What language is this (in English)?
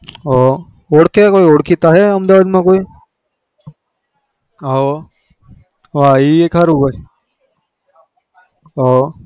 Gujarati